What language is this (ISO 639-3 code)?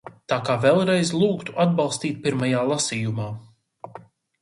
lav